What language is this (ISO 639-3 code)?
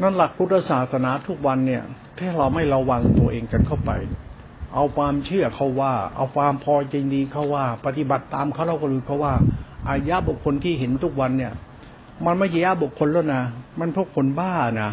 tha